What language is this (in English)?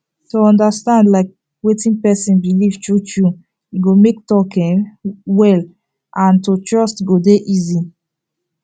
Nigerian Pidgin